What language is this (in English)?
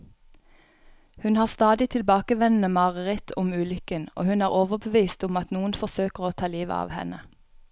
Norwegian